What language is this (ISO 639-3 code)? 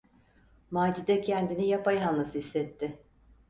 tur